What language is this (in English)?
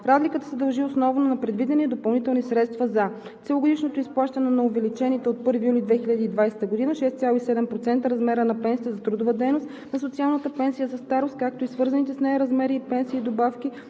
Bulgarian